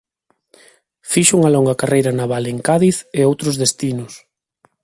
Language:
Galician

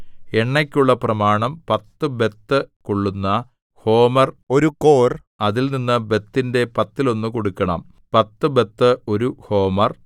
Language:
Malayalam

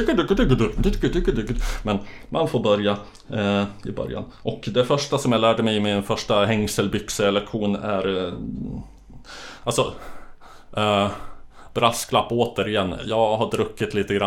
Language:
Swedish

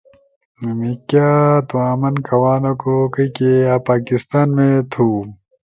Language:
Torwali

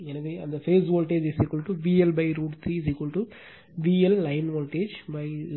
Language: Tamil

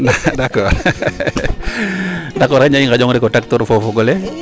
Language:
Serer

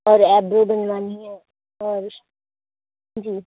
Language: Urdu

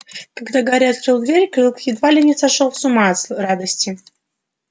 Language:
Russian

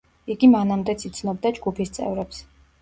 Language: Georgian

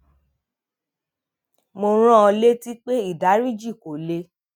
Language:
Yoruba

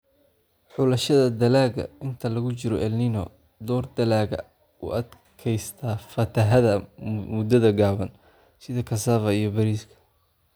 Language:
Somali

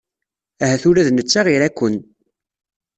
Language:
Kabyle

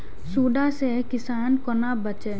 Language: Maithili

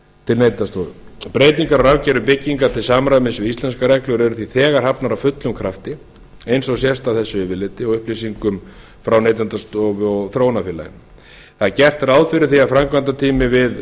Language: Icelandic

